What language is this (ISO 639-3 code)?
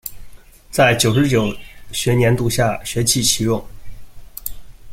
zho